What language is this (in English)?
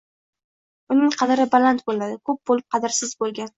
Uzbek